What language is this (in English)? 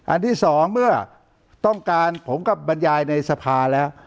Thai